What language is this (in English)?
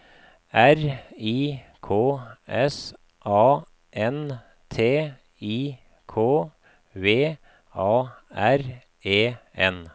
Norwegian